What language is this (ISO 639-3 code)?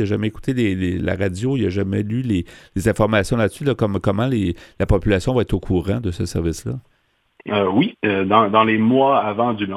fra